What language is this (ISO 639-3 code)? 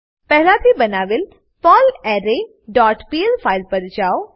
guj